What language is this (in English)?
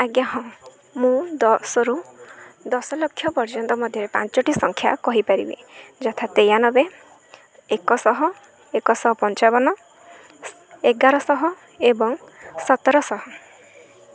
Odia